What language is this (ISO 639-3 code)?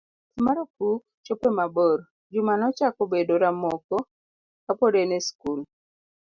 luo